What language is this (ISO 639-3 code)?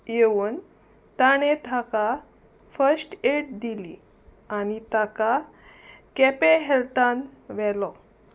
kok